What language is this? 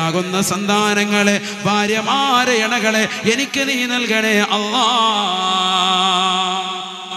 Arabic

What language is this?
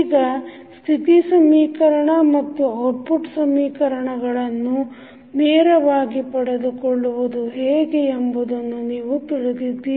Kannada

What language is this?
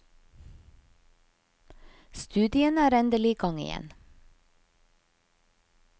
Norwegian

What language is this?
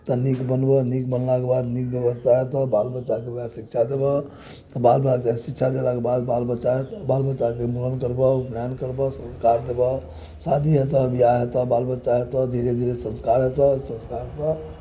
Maithili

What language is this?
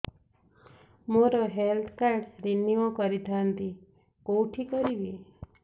Odia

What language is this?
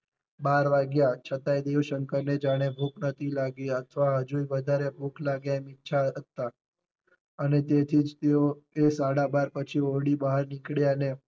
Gujarati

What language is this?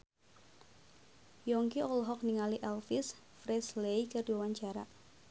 Sundanese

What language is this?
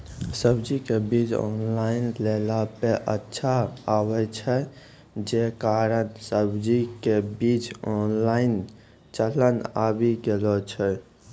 Maithili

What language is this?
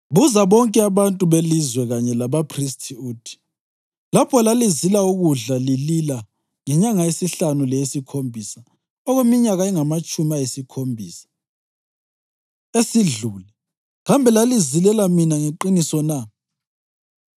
North Ndebele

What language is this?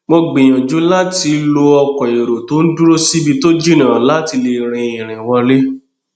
Yoruba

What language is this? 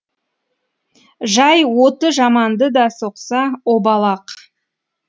Kazakh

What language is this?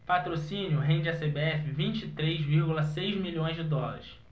Portuguese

